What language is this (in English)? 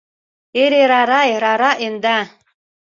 Mari